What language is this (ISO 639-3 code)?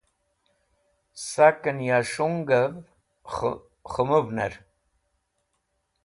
wbl